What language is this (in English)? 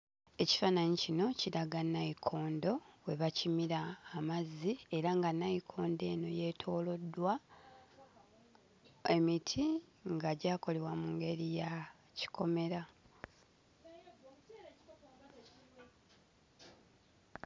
Ganda